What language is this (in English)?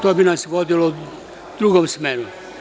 Serbian